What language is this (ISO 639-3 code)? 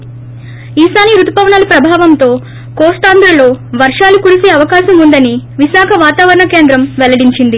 tel